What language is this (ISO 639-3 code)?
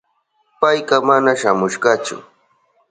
qup